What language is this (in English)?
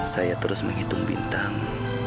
Indonesian